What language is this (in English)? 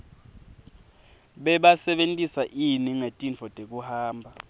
Swati